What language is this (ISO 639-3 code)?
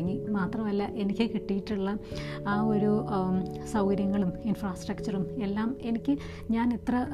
mal